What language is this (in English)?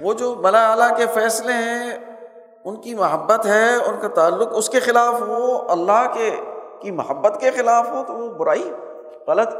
Urdu